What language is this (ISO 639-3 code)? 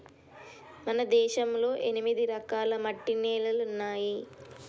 tel